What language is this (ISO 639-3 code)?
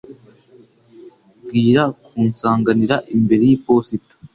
kin